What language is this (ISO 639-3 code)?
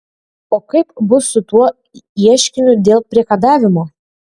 lit